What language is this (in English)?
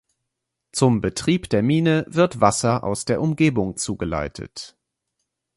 German